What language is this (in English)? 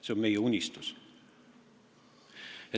Estonian